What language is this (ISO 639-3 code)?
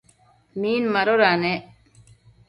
mcf